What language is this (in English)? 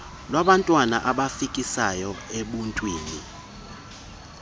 Xhosa